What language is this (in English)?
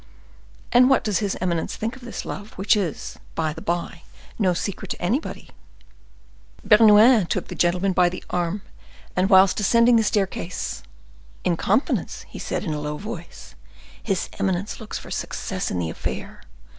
English